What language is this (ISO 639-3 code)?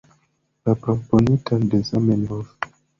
epo